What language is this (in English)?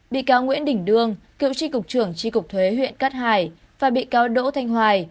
Vietnamese